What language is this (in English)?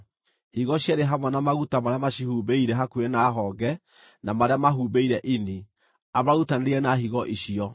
Kikuyu